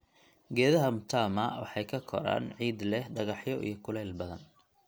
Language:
Somali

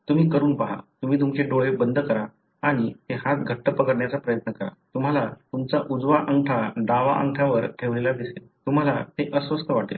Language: Marathi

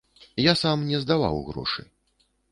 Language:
Belarusian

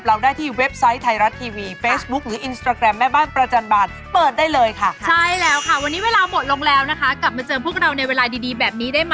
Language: Thai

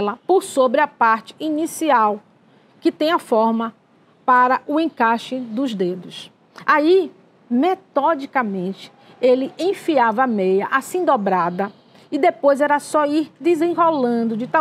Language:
Portuguese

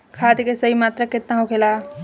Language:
Bhojpuri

